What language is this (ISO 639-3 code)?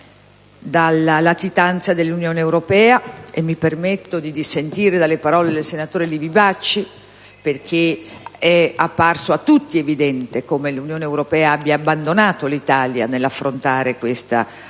ita